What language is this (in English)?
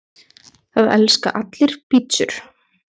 Icelandic